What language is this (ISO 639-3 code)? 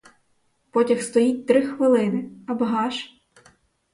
ukr